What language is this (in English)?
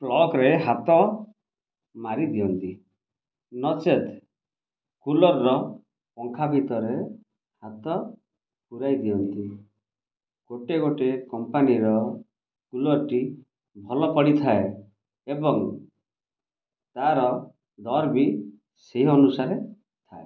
Odia